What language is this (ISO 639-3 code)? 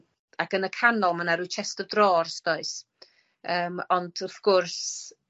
cym